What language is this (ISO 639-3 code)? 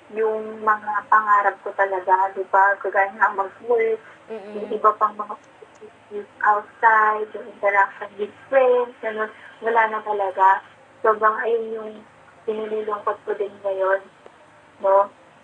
fil